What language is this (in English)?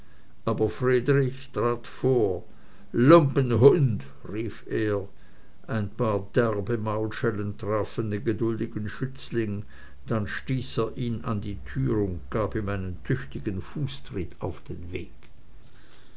German